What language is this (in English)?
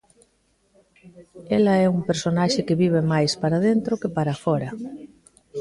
Galician